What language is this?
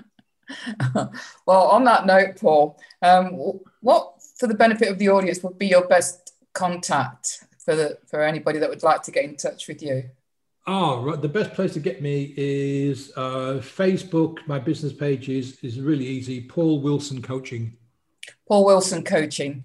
English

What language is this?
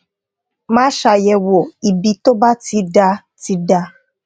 Yoruba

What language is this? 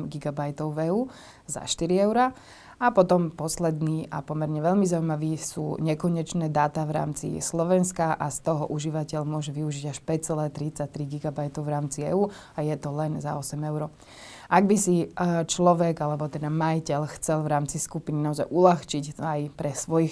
Slovak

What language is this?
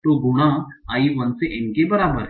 Hindi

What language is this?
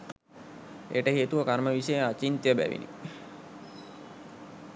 Sinhala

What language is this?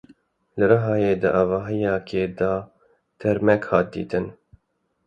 Kurdish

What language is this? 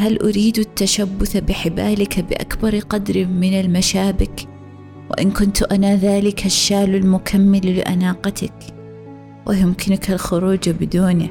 Arabic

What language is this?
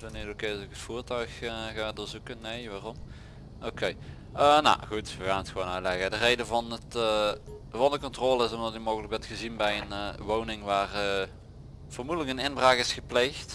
Dutch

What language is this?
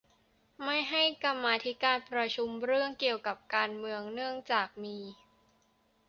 Thai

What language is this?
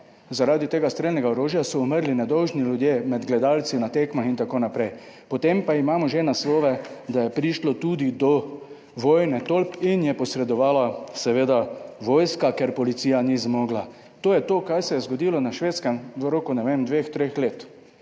Slovenian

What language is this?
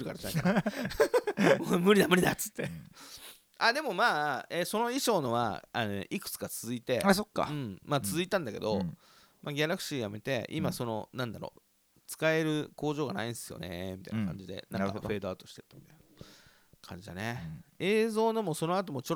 Japanese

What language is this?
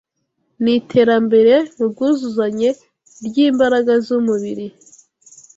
Kinyarwanda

